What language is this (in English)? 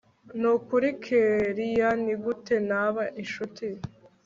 Kinyarwanda